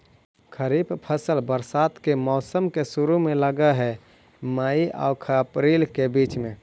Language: Magahi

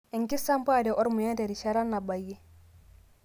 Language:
Masai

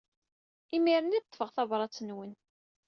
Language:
Kabyle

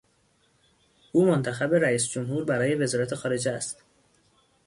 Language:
Persian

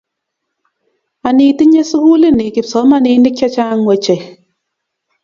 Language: Kalenjin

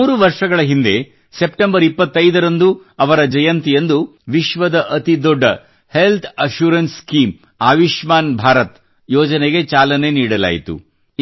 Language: Kannada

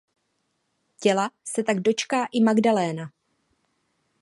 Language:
Czech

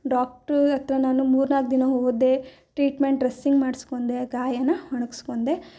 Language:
Kannada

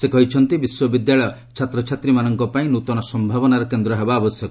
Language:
Odia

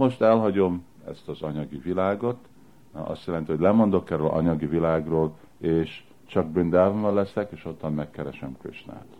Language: Hungarian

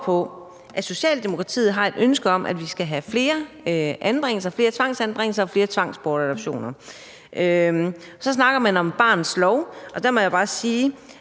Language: Danish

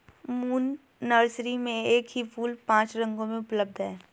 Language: Hindi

